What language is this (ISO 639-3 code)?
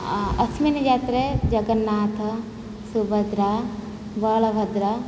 san